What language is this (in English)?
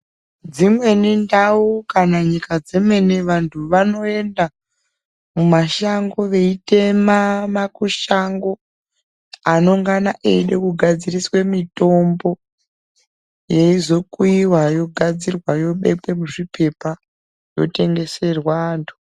Ndau